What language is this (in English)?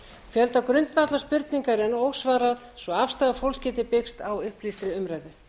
Icelandic